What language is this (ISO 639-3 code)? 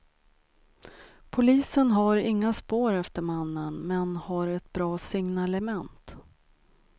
swe